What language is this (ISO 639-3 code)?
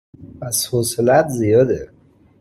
fas